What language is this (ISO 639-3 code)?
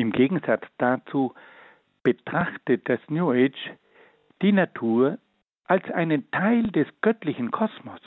deu